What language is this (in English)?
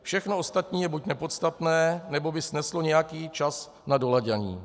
Czech